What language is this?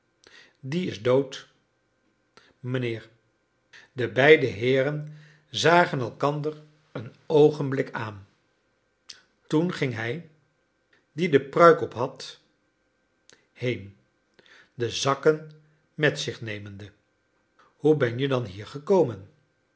Dutch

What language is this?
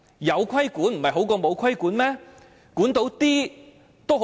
Cantonese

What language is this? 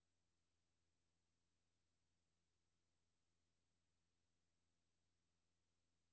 Danish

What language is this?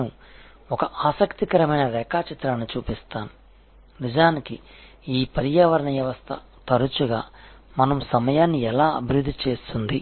Telugu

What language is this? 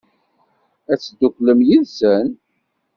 Kabyle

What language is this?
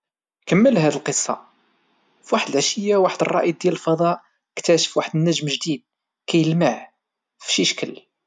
Moroccan Arabic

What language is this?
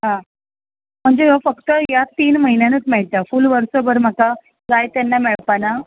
Konkani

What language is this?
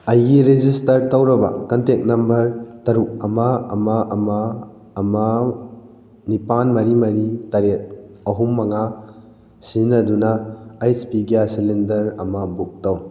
Manipuri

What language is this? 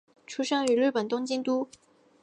Chinese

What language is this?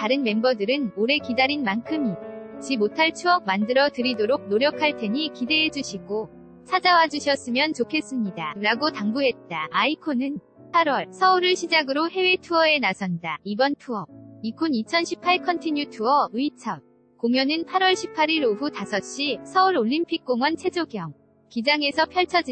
Korean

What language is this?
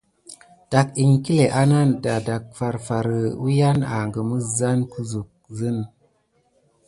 Gidar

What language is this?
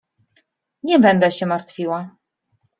Polish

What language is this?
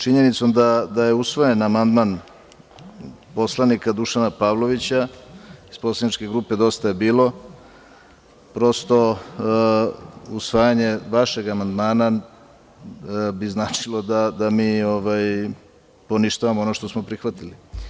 Serbian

